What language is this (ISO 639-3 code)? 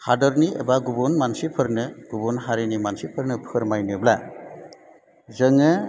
brx